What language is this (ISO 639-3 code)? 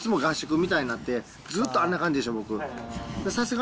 jpn